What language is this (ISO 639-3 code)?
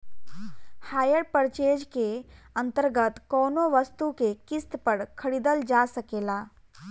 bho